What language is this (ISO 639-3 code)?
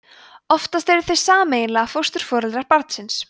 isl